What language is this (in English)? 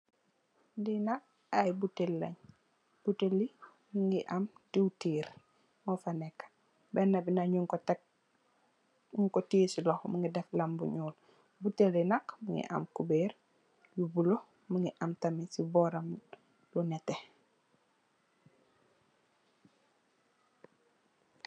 Wolof